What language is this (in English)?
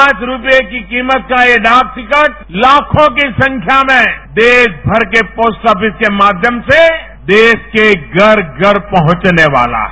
Hindi